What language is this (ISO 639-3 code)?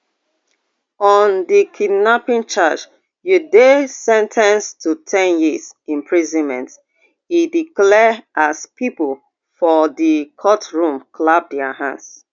pcm